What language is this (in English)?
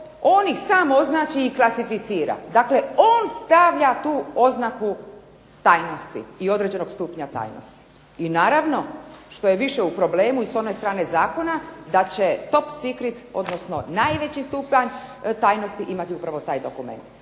Croatian